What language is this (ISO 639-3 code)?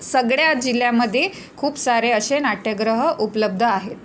mar